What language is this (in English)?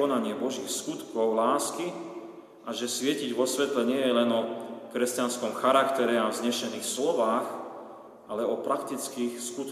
Slovak